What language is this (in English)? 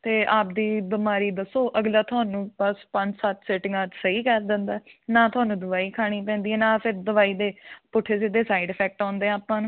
Punjabi